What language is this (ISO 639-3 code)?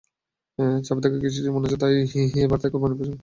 ben